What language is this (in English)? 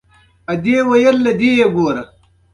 Pashto